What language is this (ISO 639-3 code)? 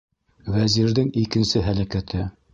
bak